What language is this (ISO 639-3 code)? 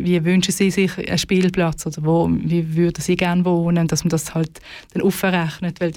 deu